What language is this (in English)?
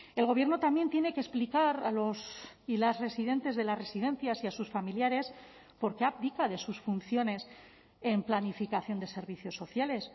Spanish